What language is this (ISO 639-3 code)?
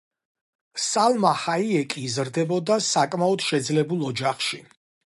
kat